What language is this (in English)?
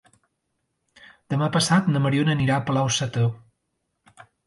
Catalan